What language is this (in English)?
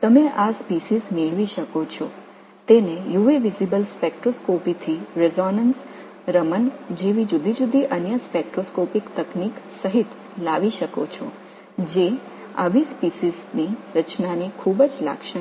Tamil